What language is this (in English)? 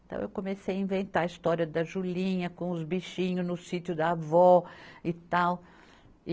Portuguese